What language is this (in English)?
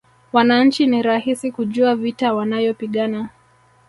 Swahili